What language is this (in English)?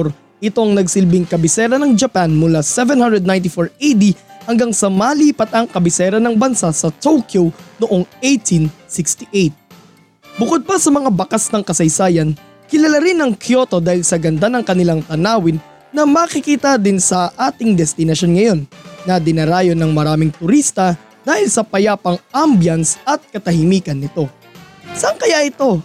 Filipino